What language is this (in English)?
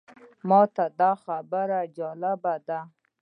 Pashto